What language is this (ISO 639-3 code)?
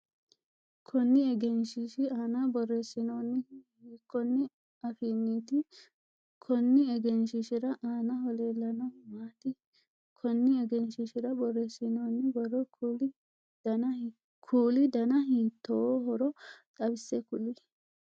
sid